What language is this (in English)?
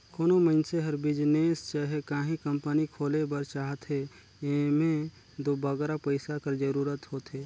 Chhattisgarhi